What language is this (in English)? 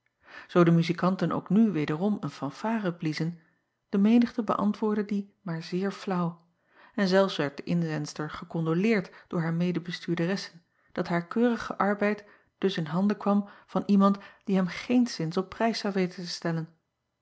Dutch